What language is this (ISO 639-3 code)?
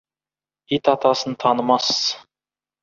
kaz